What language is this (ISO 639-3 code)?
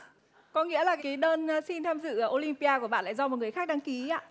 vie